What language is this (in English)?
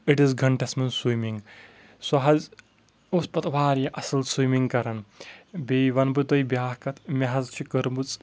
Kashmiri